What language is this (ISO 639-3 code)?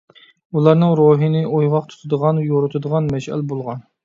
uig